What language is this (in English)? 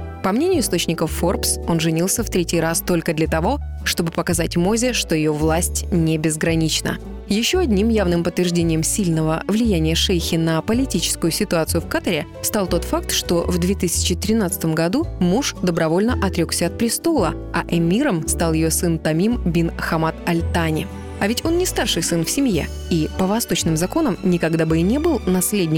Russian